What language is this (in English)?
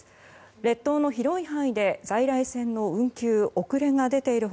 Japanese